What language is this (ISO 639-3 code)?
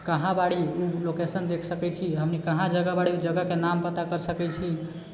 mai